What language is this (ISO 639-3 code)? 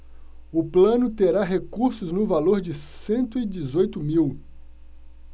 por